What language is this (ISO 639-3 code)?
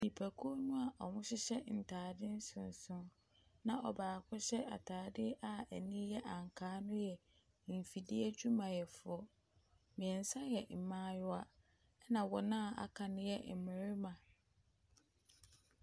aka